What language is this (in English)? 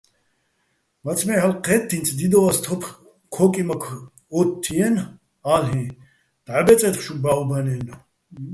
Bats